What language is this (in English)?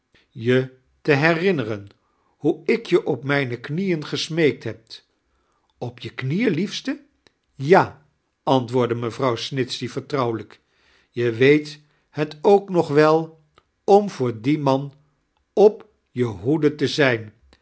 Dutch